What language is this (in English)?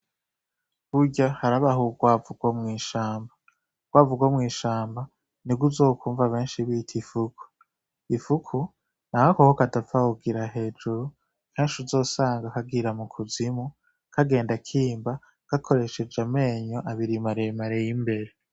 Rundi